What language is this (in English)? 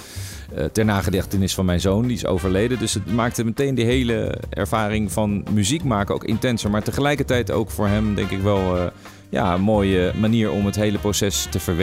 Dutch